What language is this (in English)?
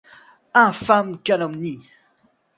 French